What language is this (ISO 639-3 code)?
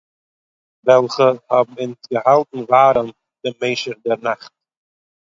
yid